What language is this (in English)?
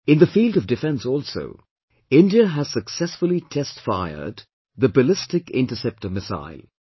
English